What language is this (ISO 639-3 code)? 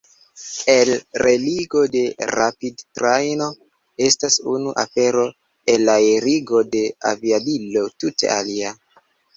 epo